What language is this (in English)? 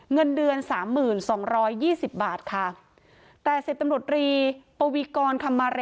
Thai